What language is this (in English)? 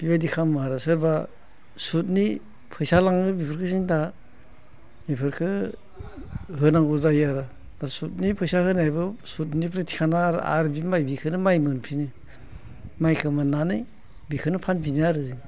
Bodo